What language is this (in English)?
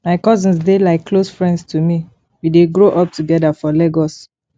Nigerian Pidgin